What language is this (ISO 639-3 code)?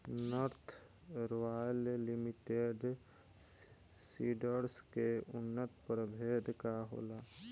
bho